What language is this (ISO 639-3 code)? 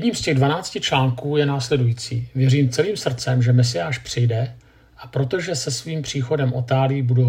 ces